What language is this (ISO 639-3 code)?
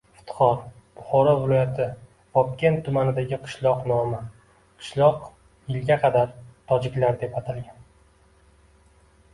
uzb